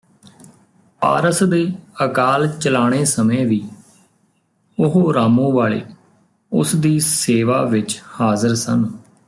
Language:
Punjabi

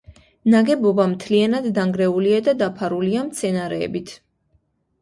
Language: Georgian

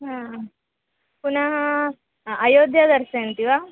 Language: Sanskrit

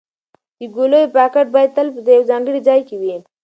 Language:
Pashto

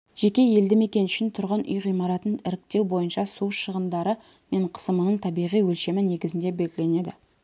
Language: Kazakh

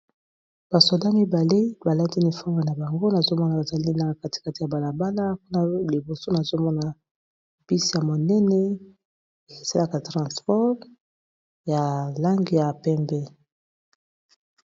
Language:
Lingala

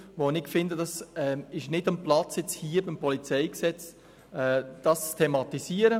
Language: Swiss German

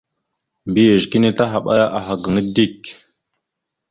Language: Mada (Cameroon)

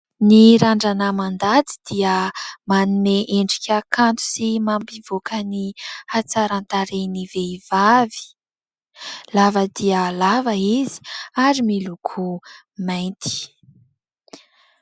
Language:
Malagasy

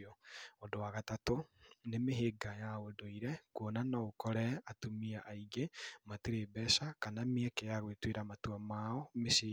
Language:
Kikuyu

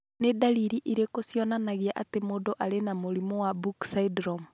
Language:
Kikuyu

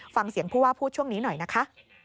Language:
Thai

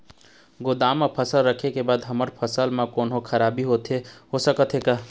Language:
Chhattisgarhi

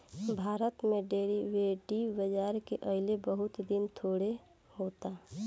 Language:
Bhojpuri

